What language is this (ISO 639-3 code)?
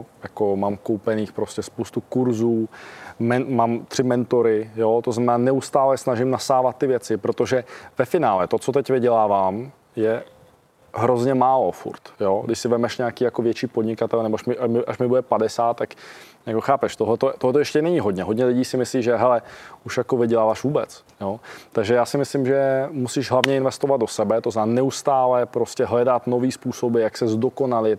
ces